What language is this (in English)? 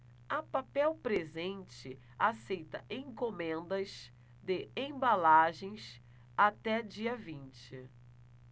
Portuguese